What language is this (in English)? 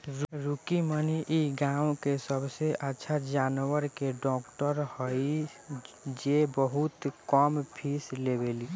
Bhojpuri